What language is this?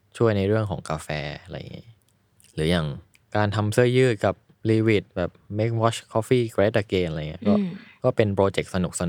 Thai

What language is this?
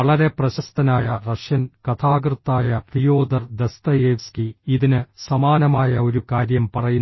Malayalam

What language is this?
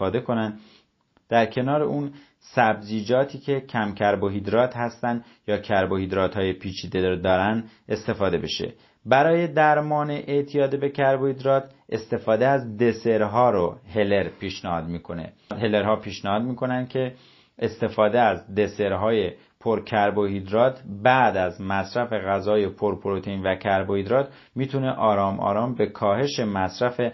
Persian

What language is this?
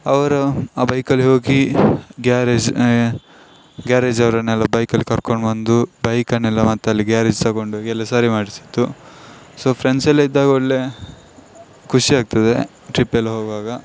Kannada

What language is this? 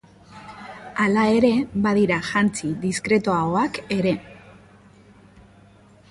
Basque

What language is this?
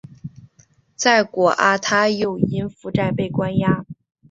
Chinese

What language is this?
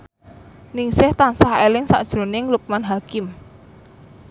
Javanese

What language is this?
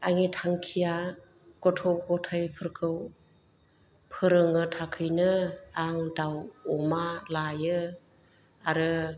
Bodo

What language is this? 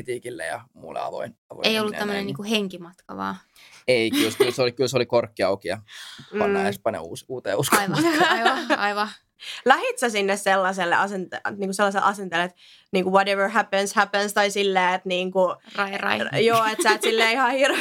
Finnish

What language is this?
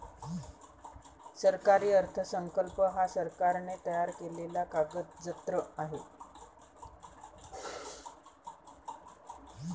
Marathi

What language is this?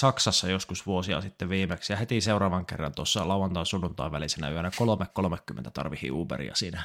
Finnish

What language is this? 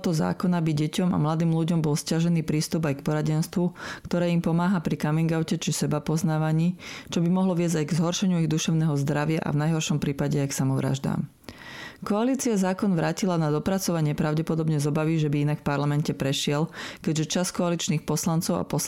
Slovak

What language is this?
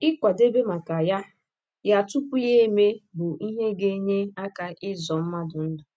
Igbo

